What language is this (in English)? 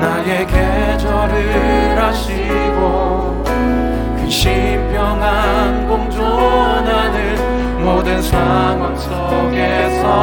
Korean